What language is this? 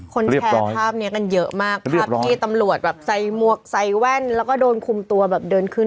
Thai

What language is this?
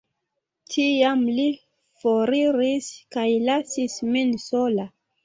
Esperanto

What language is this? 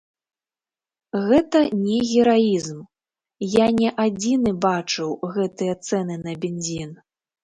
Belarusian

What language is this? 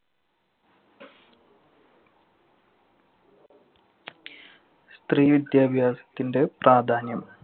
Malayalam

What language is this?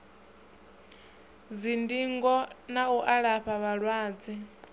Venda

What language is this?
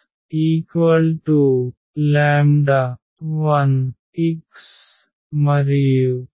Telugu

